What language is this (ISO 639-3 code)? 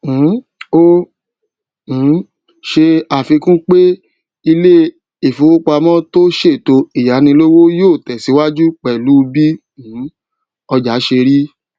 yor